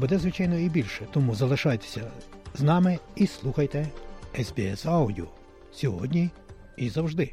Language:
Ukrainian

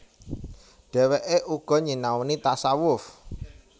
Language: Javanese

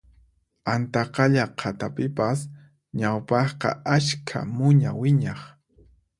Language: Puno Quechua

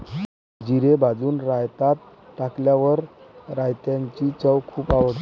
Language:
Marathi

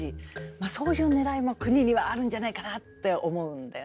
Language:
Japanese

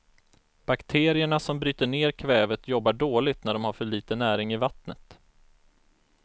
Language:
Swedish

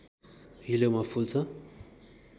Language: Nepali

